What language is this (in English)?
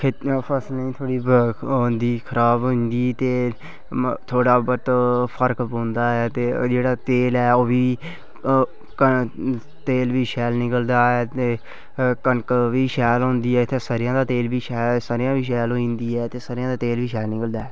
Dogri